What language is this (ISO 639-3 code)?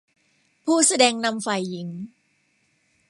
tha